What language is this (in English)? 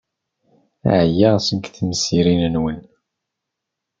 Kabyle